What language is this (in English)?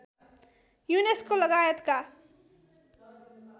Nepali